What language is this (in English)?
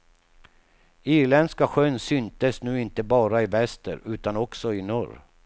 Swedish